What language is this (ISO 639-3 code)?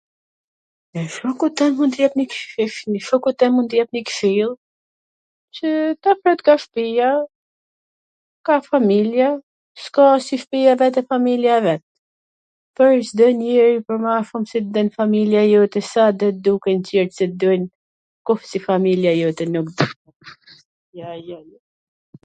aln